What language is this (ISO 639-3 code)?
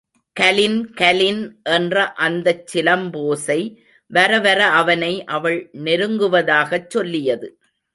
tam